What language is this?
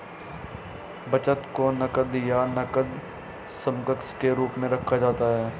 Hindi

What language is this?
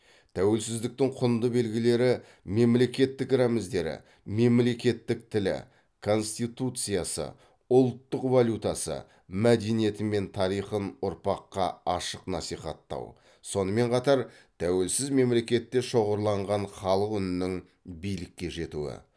Kazakh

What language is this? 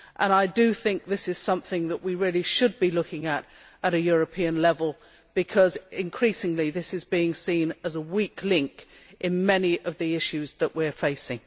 English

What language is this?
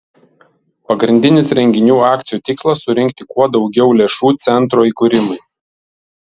Lithuanian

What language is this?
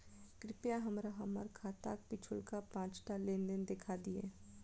Maithili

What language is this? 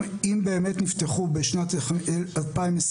Hebrew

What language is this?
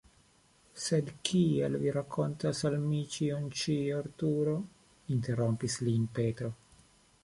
Esperanto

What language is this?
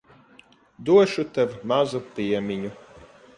Latvian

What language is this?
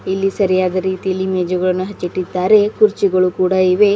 Kannada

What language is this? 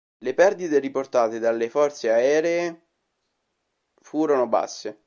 Italian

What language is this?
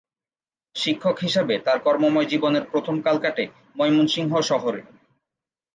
Bangla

